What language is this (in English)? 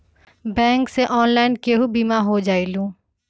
Magahi